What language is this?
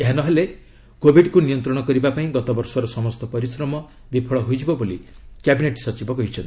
Odia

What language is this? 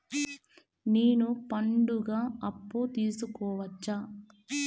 Telugu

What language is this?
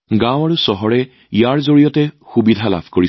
Assamese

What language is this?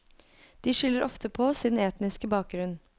Norwegian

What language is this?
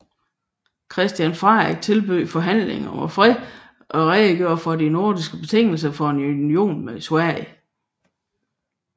Danish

